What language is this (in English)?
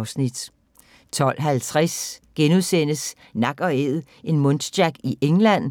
Danish